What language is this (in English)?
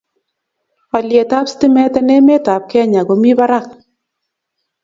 Kalenjin